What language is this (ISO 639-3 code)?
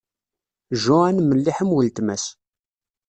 kab